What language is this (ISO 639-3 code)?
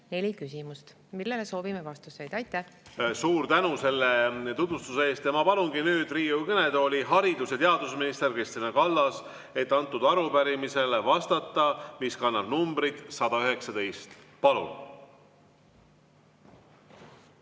est